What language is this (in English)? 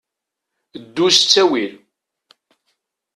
Kabyle